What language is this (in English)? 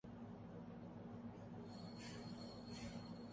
Urdu